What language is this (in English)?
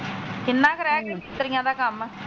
Punjabi